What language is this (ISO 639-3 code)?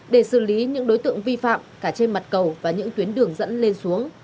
vie